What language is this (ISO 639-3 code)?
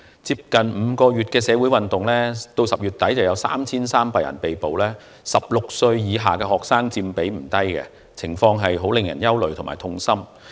yue